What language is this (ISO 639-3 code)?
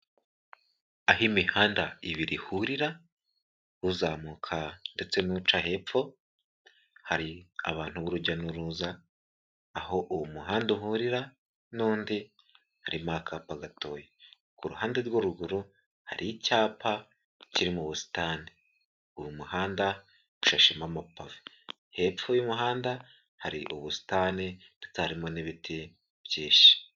kin